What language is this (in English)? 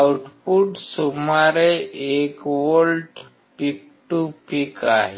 Marathi